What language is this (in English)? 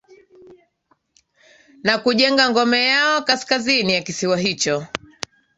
Swahili